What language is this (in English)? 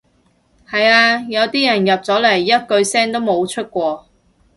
Cantonese